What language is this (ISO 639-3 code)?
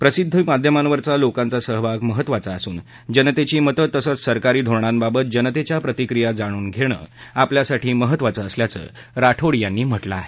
mar